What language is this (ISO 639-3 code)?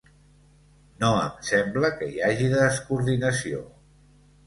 cat